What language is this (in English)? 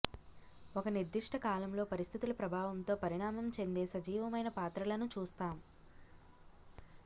Telugu